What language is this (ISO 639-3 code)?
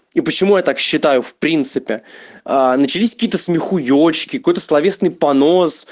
rus